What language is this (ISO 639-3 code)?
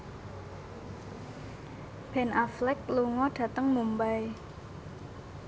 jav